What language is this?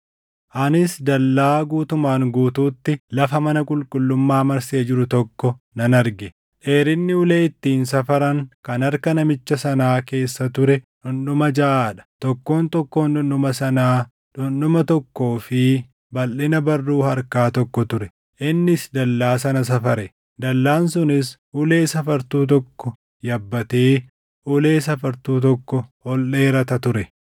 Oromo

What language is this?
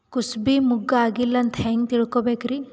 Kannada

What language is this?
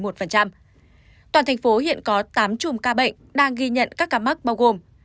Vietnamese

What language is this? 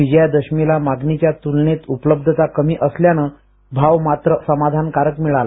Marathi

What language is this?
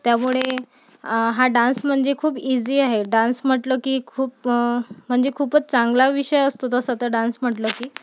Marathi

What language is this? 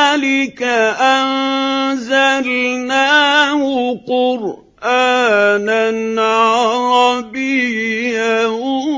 Arabic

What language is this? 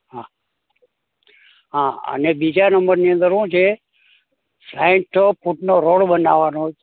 Gujarati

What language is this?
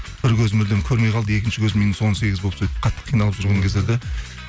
Kazakh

